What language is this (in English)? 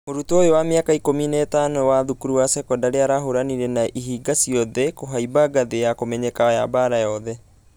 Kikuyu